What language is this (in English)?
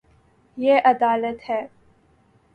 Urdu